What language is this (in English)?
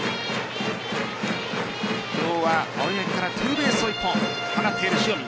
Japanese